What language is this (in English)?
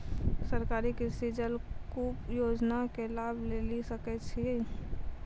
Maithili